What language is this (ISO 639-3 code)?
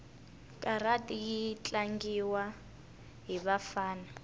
tso